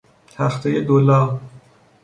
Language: Persian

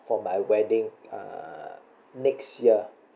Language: English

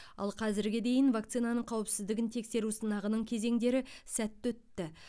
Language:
Kazakh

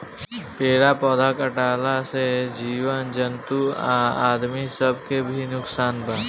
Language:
Bhojpuri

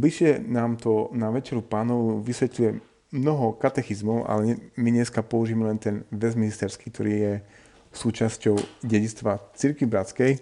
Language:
Slovak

